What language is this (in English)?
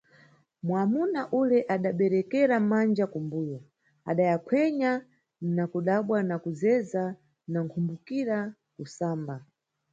Nyungwe